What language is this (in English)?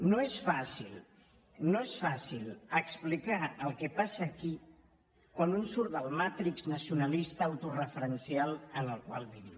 Catalan